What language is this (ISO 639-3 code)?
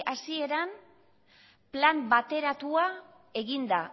eus